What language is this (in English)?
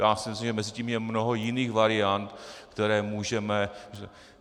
Czech